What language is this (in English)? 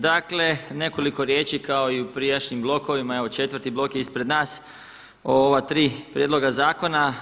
Croatian